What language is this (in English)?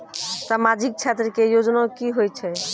Maithili